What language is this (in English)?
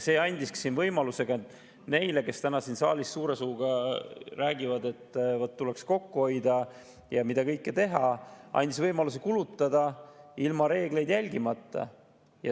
Estonian